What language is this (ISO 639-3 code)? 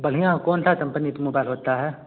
hin